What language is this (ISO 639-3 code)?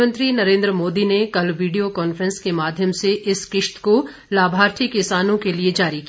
hin